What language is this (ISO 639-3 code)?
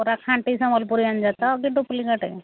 ori